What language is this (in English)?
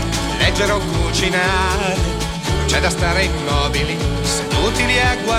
Italian